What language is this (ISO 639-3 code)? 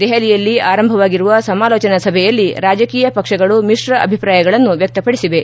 kan